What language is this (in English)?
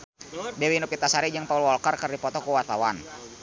Sundanese